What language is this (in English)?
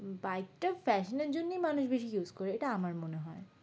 Bangla